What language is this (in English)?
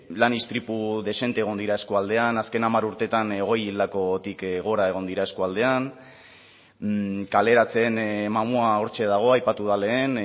Basque